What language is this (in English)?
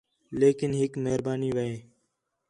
Khetrani